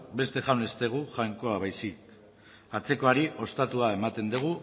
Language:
Basque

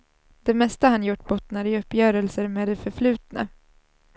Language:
Swedish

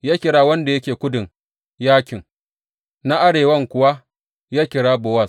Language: Hausa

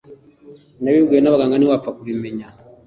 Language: Kinyarwanda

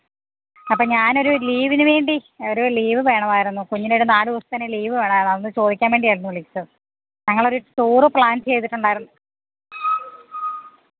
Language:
Malayalam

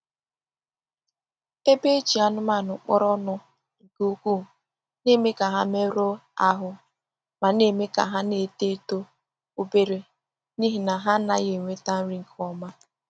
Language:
Igbo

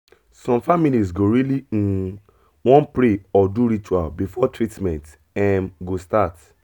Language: Nigerian Pidgin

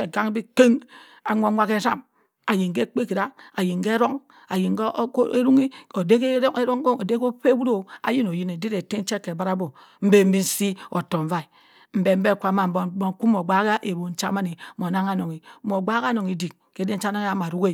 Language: Cross River Mbembe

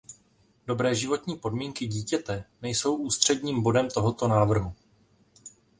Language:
Czech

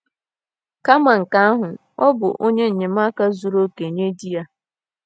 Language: Igbo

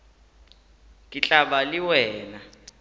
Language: Northern Sotho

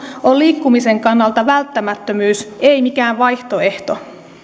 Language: Finnish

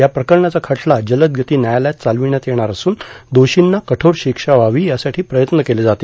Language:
Marathi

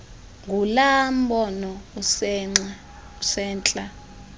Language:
Xhosa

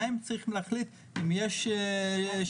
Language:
Hebrew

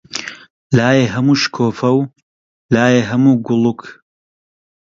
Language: Central Kurdish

